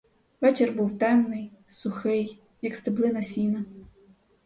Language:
Ukrainian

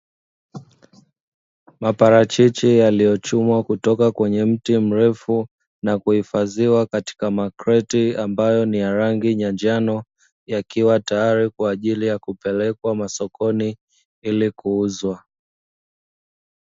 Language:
Swahili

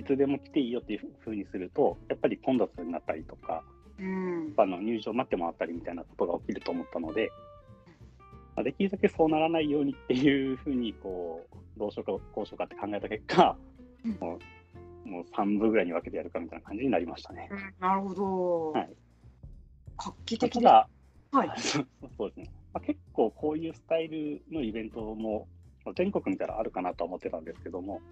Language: Japanese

